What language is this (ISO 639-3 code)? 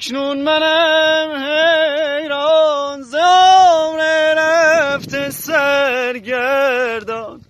fas